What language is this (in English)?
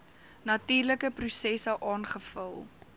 Afrikaans